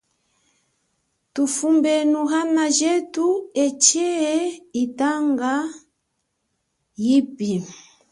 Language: Chokwe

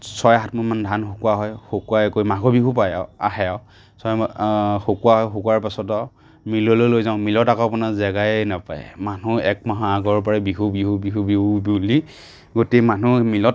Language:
Assamese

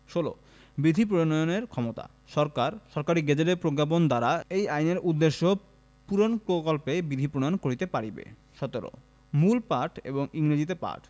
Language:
Bangla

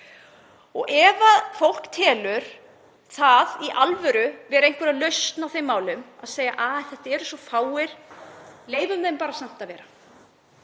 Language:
Icelandic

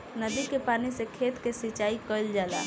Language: Bhojpuri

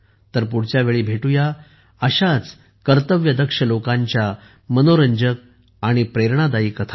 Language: Marathi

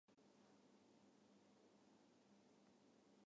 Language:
Japanese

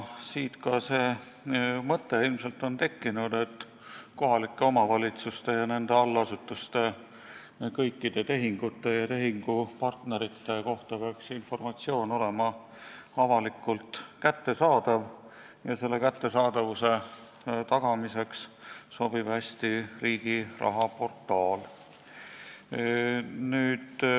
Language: Estonian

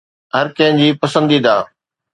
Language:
Sindhi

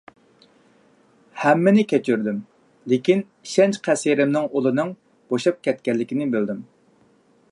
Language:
Uyghur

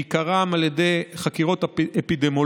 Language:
Hebrew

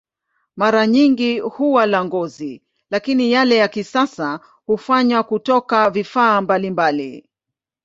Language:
Swahili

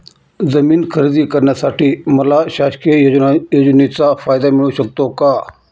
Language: Marathi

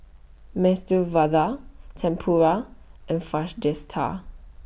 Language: English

